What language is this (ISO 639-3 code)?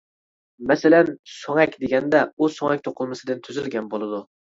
uig